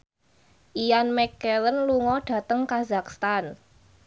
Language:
Javanese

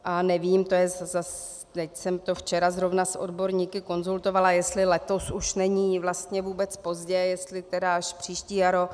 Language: Czech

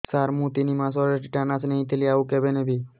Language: Odia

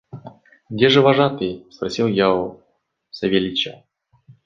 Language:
Russian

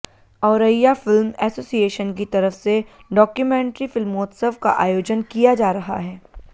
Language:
Hindi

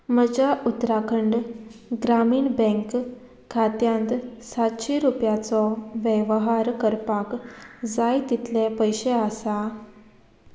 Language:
Konkani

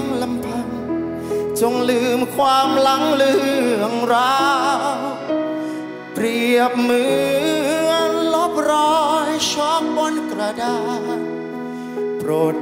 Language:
Thai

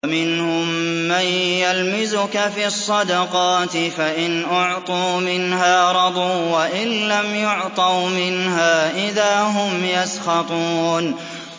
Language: Arabic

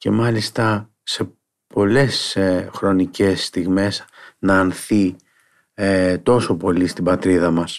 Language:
Greek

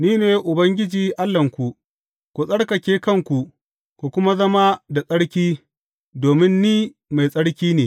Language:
Hausa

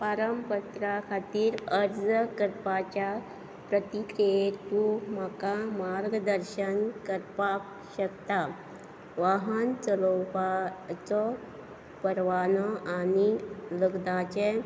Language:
Konkani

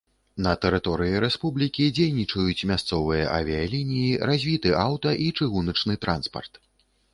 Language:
Belarusian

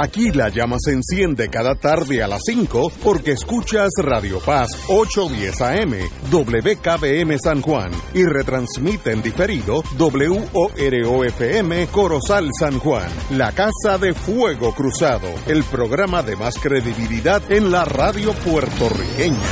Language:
Spanish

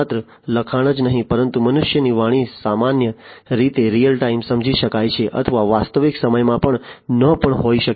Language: Gujarati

